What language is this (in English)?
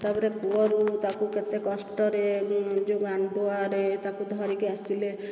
Odia